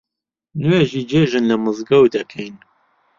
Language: Central Kurdish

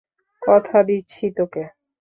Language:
Bangla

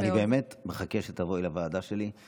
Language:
Hebrew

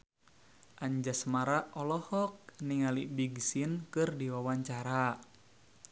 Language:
Sundanese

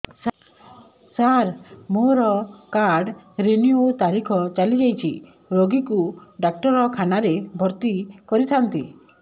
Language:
Odia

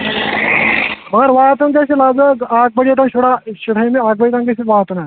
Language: Kashmiri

